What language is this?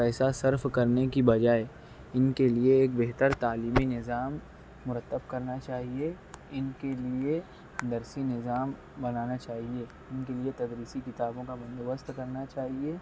Urdu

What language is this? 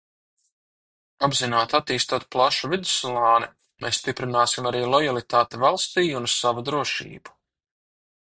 Latvian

